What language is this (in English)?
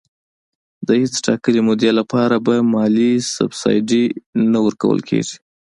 Pashto